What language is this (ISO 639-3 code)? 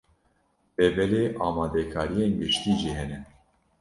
kur